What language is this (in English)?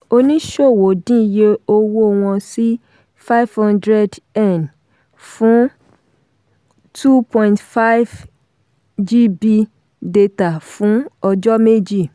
Yoruba